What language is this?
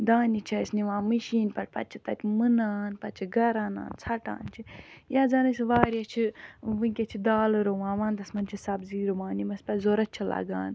Kashmiri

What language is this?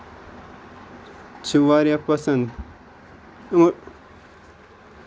Kashmiri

